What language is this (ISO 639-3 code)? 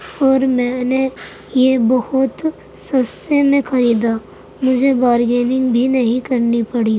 urd